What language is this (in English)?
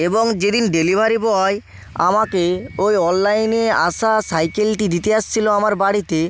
Bangla